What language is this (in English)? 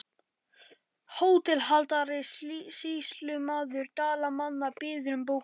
Icelandic